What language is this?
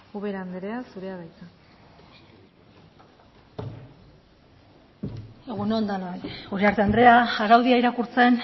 Basque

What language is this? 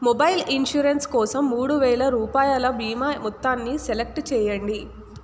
Telugu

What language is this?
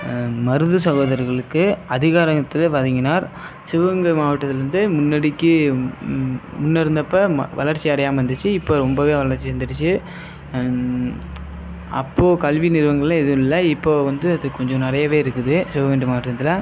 Tamil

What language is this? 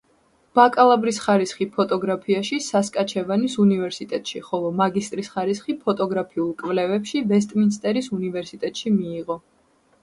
Georgian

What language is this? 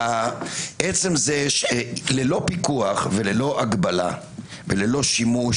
Hebrew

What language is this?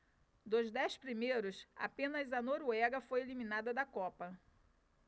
Portuguese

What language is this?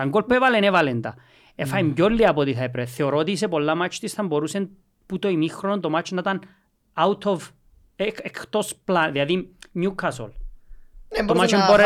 Greek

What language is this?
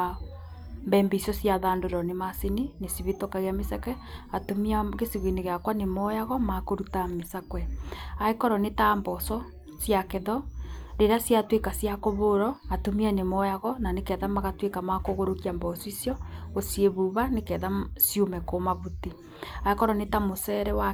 Kikuyu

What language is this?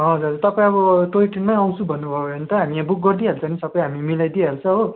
Nepali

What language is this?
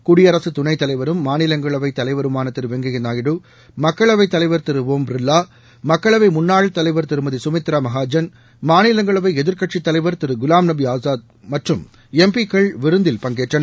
Tamil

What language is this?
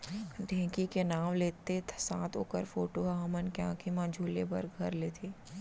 Chhattisgarhi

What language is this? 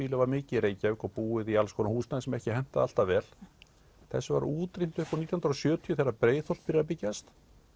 Icelandic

